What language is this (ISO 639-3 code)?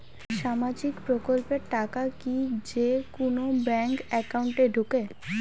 ben